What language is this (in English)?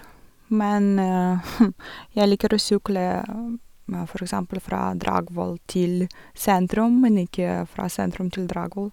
Norwegian